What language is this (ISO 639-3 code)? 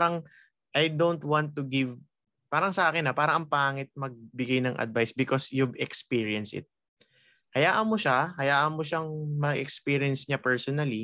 fil